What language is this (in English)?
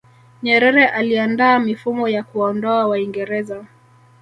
Swahili